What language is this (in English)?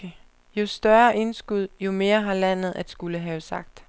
Danish